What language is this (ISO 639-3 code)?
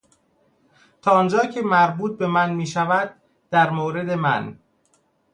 fas